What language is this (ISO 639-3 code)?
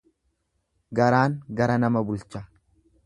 orm